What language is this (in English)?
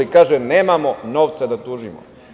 Serbian